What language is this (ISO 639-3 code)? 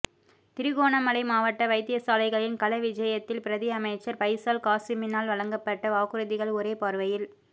tam